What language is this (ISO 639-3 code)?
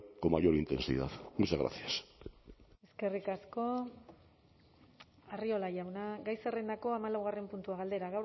eus